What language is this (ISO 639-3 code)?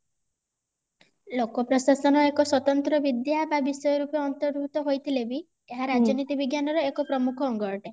ori